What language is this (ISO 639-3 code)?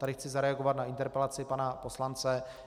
ces